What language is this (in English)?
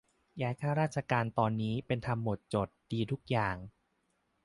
Thai